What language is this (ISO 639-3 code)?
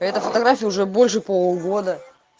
rus